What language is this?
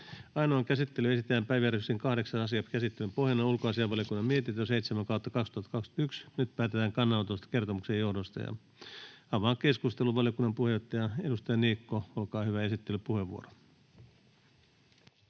Finnish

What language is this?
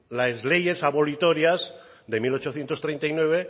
Spanish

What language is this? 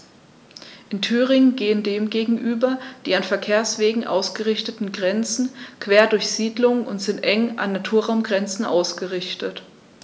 German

